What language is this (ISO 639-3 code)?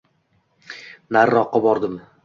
uzb